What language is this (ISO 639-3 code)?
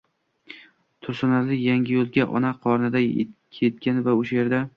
uzb